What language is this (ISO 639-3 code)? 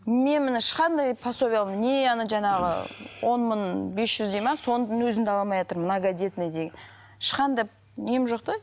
kaz